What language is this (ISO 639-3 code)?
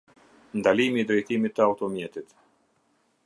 sqi